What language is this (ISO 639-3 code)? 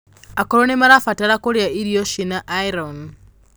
kik